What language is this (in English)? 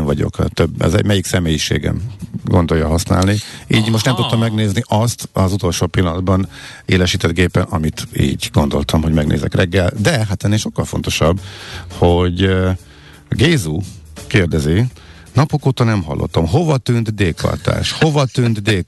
Hungarian